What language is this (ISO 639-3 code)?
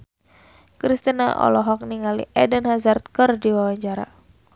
sun